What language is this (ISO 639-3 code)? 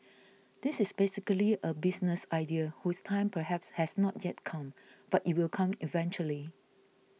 eng